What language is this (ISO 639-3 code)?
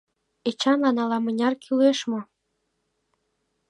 chm